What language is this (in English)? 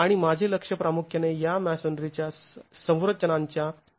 Marathi